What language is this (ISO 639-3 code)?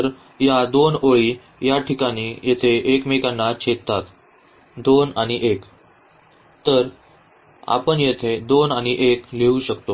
mar